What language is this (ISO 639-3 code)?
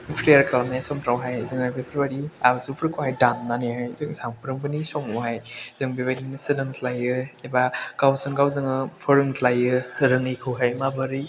brx